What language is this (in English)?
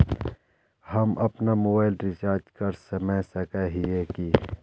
Magahi